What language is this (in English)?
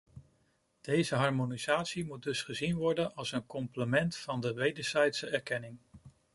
Dutch